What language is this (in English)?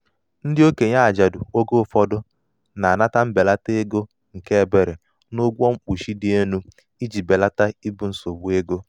Igbo